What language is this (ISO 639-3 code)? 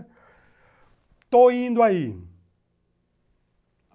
por